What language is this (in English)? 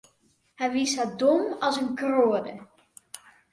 Western Frisian